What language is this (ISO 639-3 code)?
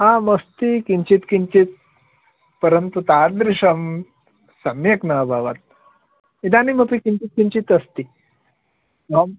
san